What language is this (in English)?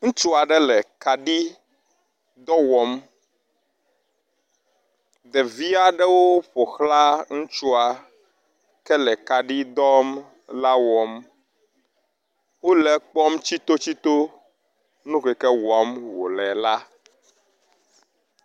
Ewe